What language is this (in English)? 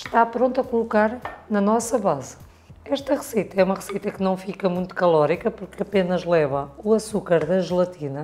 Portuguese